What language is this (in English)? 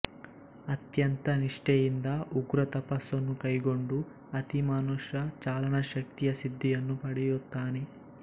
Kannada